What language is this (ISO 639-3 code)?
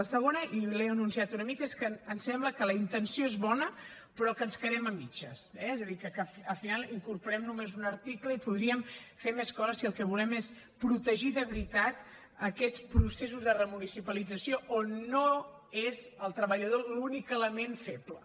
cat